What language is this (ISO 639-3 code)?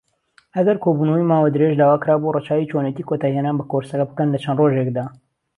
ckb